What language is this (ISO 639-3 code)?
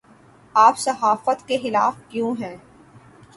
urd